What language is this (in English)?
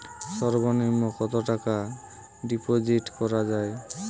Bangla